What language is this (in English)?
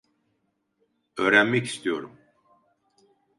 Turkish